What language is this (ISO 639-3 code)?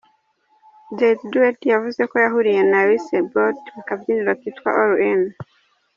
kin